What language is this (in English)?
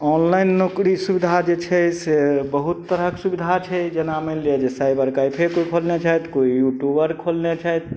Maithili